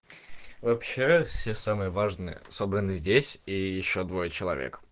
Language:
Russian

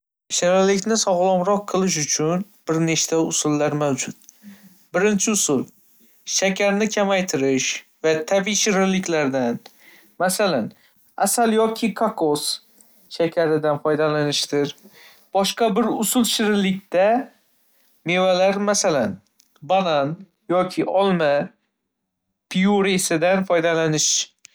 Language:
Uzbek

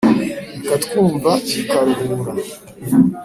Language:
Kinyarwanda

